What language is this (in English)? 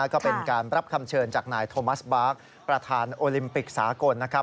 Thai